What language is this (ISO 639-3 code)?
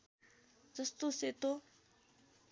nep